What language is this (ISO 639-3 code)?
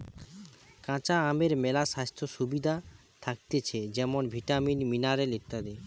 ben